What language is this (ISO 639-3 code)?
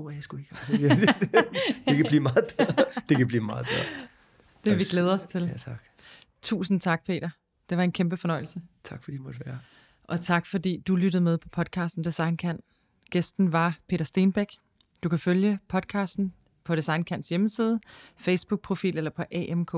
dan